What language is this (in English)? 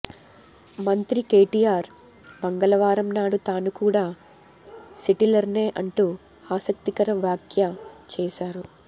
Telugu